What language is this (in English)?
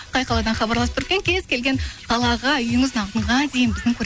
Kazakh